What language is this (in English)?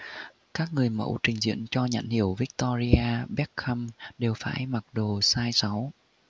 Vietnamese